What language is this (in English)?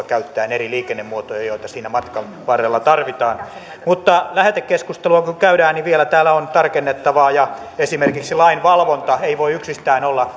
Finnish